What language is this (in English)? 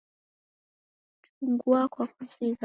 Taita